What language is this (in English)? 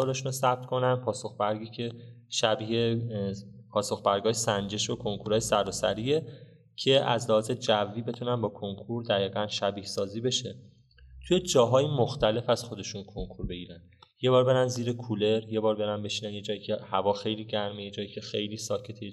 Persian